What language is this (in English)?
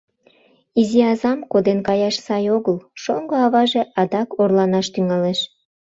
Mari